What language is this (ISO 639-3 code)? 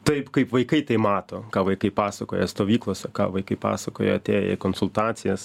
lit